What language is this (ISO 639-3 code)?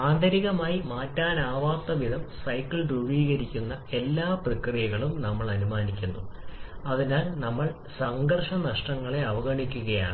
mal